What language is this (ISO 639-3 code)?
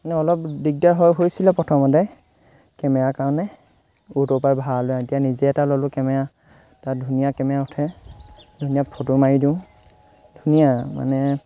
asm